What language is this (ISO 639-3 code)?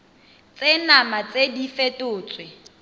tsn